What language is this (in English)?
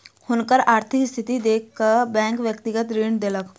Maithili